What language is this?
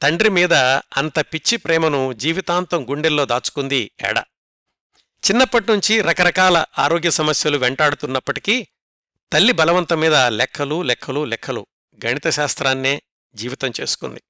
Telugu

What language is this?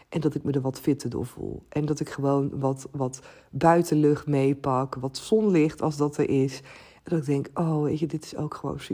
Dutch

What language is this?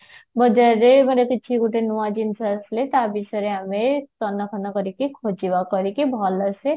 Odia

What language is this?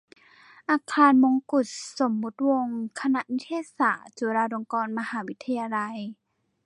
Thai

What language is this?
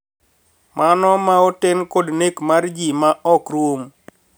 Luo (Kenya and Tanzania)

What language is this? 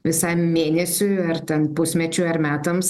Lithuanian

